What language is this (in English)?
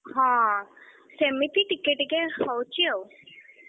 Odia